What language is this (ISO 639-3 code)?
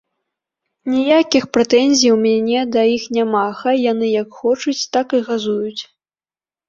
bel